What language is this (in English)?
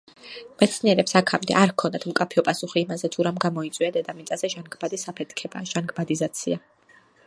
Georgian